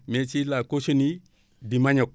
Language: Wolof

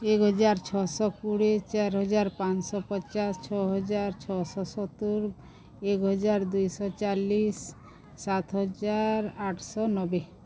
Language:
Odia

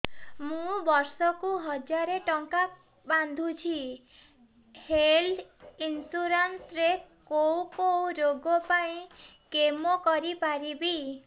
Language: Odia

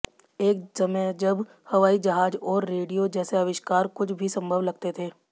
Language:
Hindi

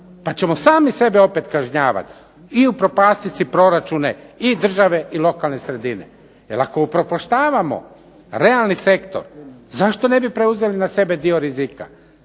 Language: Croatian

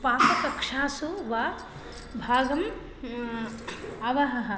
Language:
Sanskrit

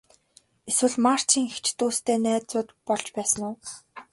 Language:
Mongolian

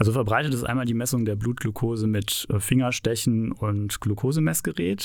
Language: German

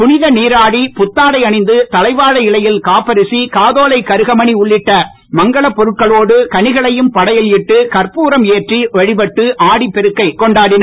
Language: Tamil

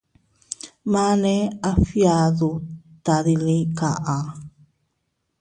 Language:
Teutila Cuicatec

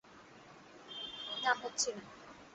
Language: Bangla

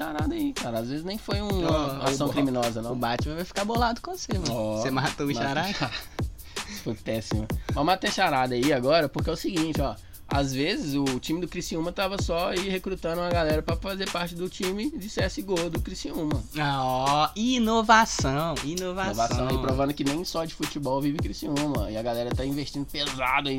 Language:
Portuguese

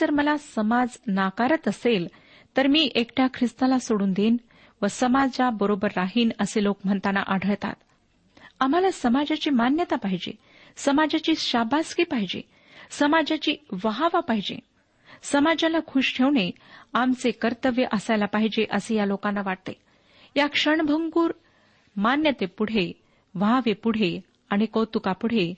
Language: Marathi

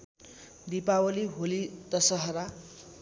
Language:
Nepali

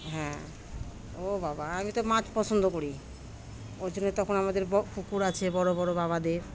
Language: Bangla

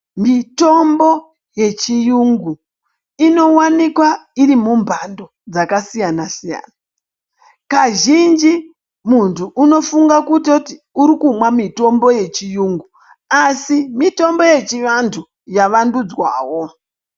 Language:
Ndau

